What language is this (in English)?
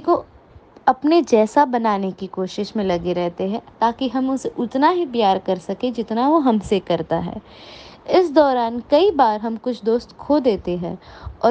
Hindi